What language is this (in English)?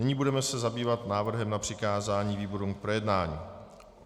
Czech